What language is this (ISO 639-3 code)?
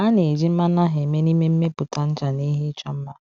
ibo